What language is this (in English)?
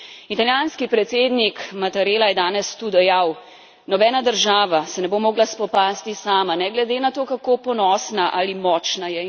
Slovenian